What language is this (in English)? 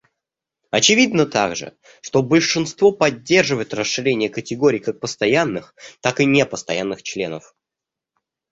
Russian